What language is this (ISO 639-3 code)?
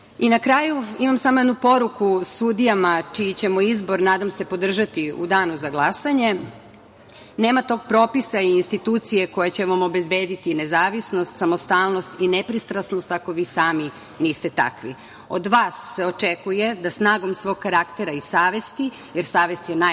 srp